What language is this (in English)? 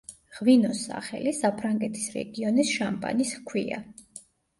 Georgian